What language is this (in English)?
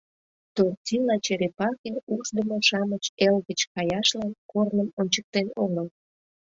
Mari